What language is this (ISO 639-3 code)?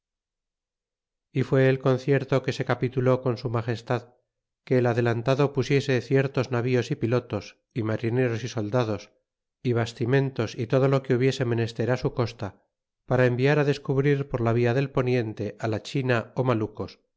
spa